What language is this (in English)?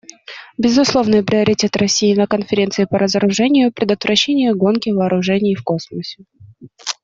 Russian